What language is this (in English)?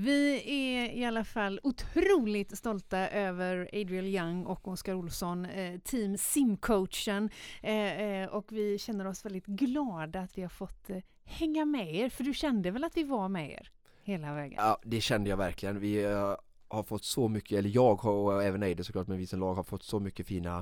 Swedish